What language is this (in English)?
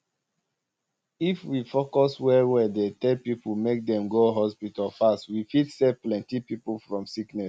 Nigerian Pidgin